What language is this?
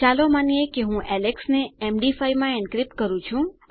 Gujarati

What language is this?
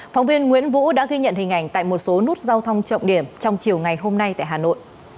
Vietnamese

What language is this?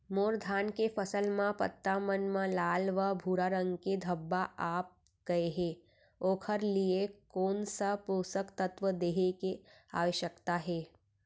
Chhattisgarhi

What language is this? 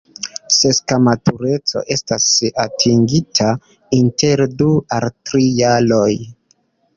Esperanto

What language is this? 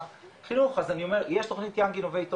Hebrew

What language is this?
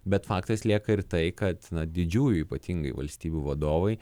Lithuanian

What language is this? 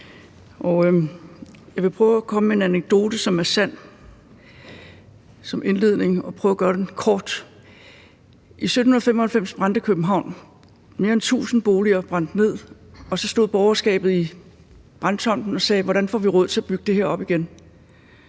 Danish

